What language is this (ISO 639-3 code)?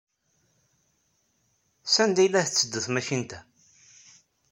kab